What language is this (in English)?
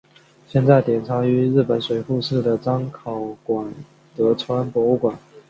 Chinese